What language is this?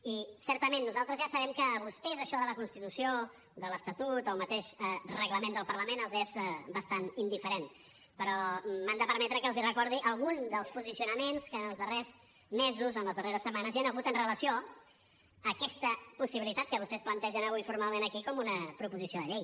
Catalan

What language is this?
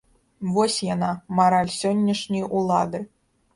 Belarusian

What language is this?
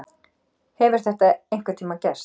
Icelandic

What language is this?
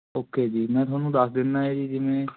Punjabi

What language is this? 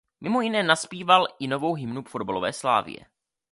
Czech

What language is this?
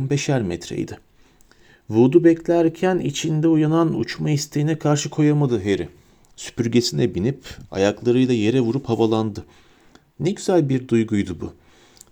Turkish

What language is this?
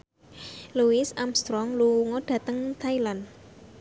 Javanese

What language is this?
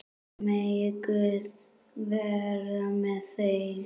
Icelandic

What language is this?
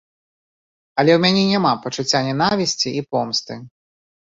Belarusian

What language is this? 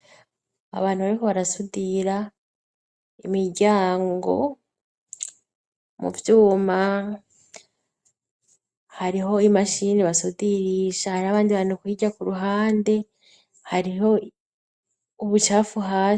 Rundi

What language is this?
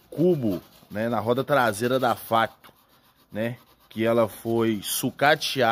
Portuguese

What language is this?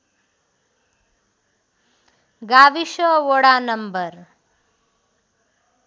Nepali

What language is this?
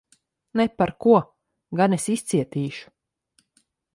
Latvian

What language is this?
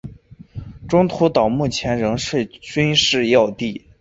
Chinese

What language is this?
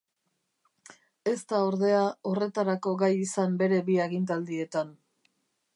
Basque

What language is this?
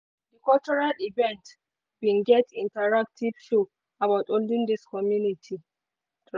Nigerian Pidgin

